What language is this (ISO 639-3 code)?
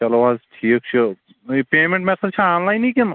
kas